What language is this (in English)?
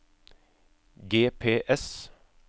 Norwegian